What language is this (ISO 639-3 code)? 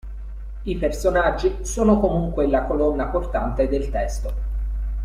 ita